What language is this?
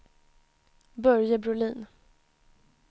Swedish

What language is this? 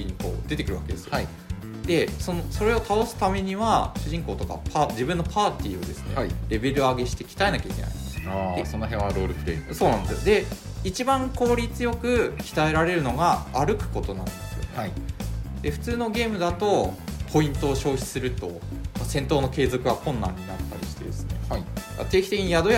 Japanese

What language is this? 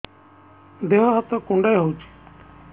Odia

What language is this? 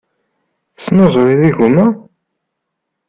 Kabyle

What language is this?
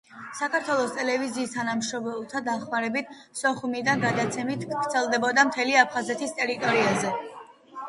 Georgian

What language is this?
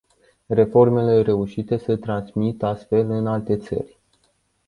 Romanian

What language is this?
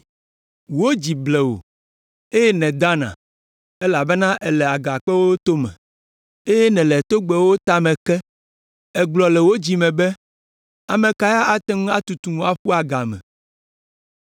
Ewe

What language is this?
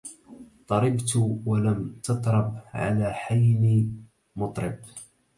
Arabic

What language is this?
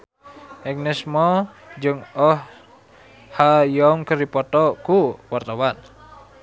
Sundanese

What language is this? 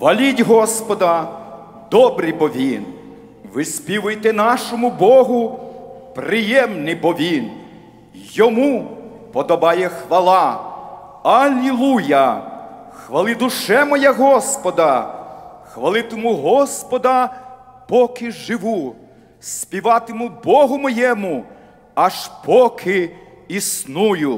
Romanian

